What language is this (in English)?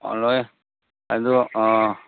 Manipuri